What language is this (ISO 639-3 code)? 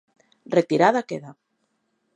glg